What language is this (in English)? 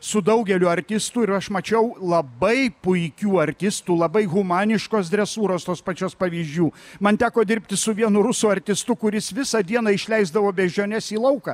Lithuanian